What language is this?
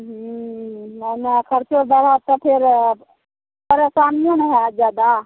Maithili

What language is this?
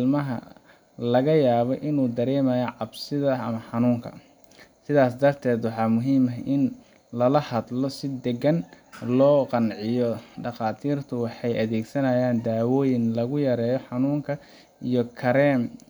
Somali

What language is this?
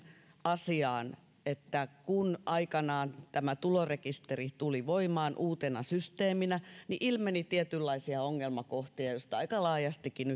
Finnish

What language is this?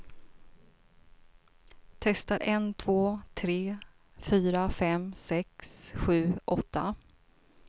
Swedish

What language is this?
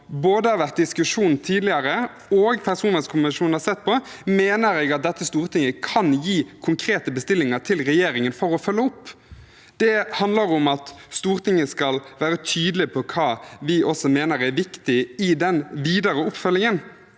Norwegian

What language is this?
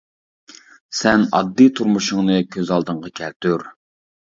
Uyghur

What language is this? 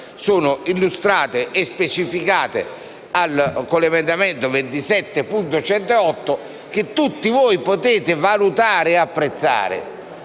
Italian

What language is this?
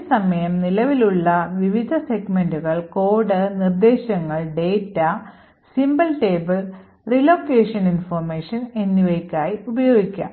Malayalam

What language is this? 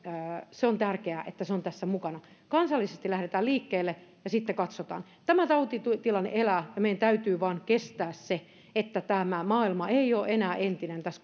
Finnish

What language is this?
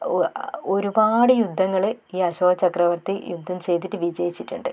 Malayalam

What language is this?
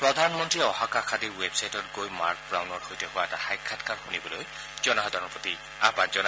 Assamese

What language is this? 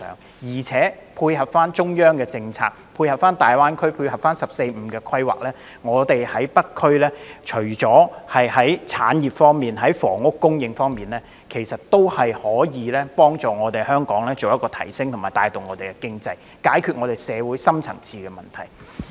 Cantonese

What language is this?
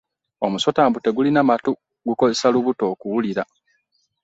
Ganda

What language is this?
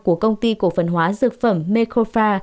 Vietnamese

